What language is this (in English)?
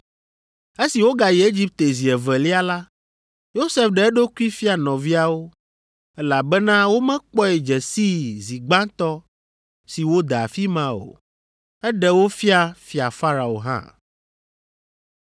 Ewe